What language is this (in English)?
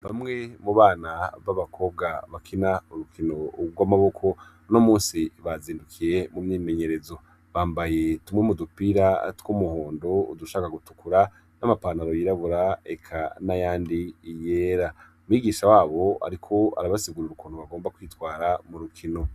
Rundi